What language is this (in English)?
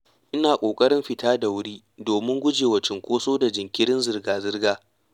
Hausa